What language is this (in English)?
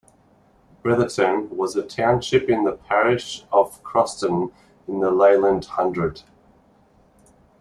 English